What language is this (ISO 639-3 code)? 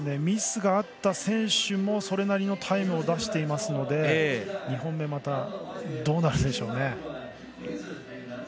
jpn